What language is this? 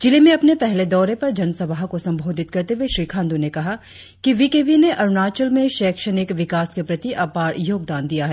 Hindi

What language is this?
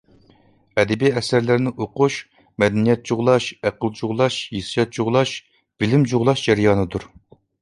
Uyghur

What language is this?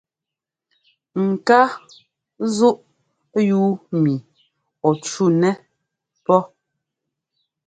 Ngomba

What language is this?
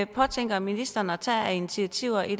Danish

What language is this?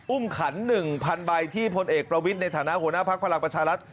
Thai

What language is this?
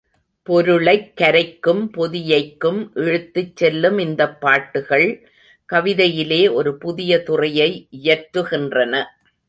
Tamil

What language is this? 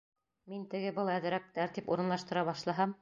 Bashkir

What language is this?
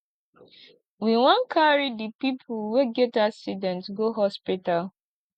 Nigerian Pidgin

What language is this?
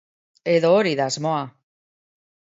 Basque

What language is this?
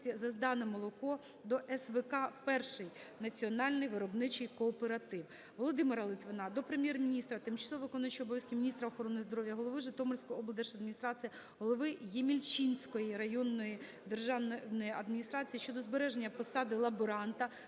Ukrainian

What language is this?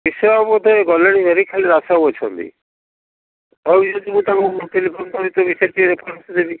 Odia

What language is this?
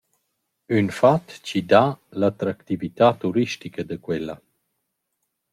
Romansh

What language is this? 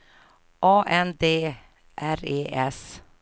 Swedish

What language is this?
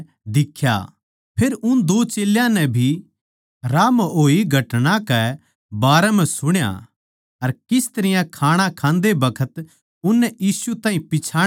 Haryanvi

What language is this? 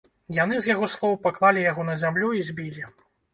Belarusian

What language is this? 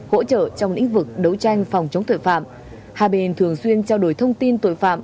Vietnamese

